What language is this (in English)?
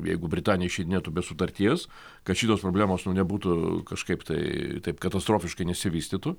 Lithuanian